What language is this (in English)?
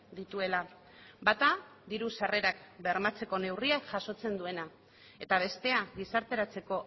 Basque